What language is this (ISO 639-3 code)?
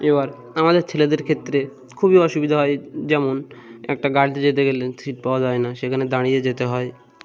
ben